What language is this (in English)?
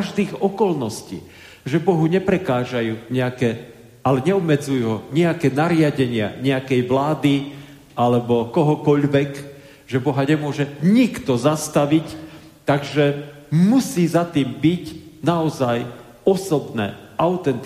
Slovak